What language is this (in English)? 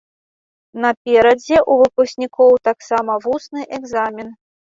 Belarusian